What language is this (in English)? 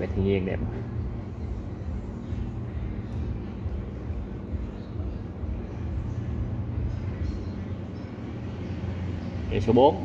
Vietnamese